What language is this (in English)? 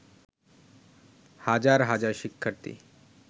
Bangla